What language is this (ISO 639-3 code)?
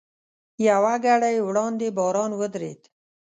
pus